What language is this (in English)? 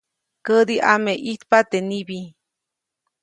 Copainalá Zoque